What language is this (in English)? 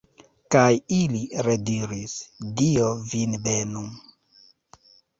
Esperanto